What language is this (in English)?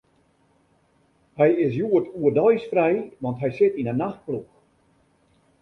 Western Frisian